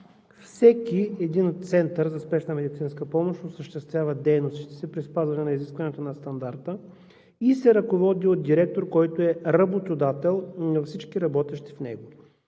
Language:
Bulgarian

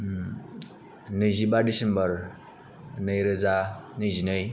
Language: Bodo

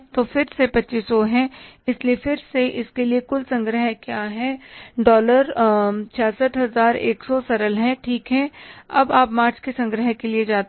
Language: Hindi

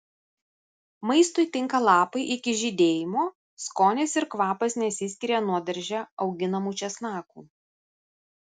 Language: Lithuanian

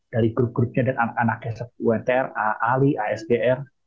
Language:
Indonesian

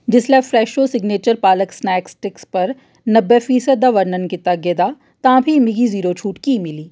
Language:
Dogri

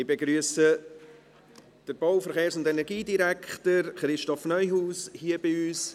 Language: Swiss German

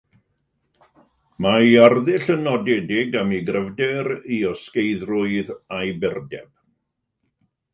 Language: Welsh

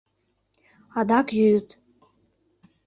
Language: Mari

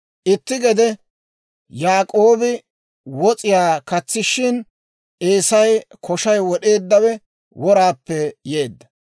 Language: Dawro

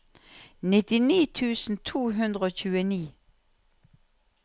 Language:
Norwegian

